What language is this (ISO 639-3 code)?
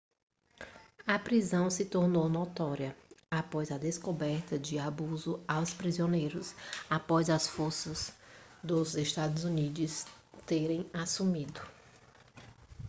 por